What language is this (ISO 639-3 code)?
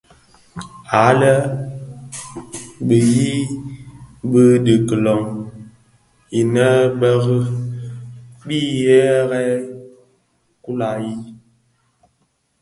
ksf